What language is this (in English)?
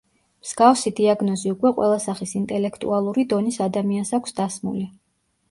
Georgian